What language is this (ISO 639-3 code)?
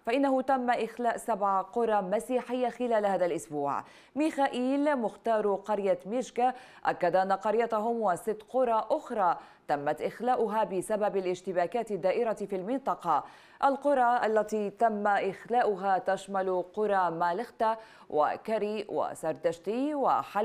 ara